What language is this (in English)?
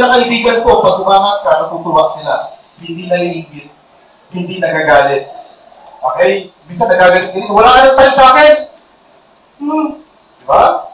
Filipino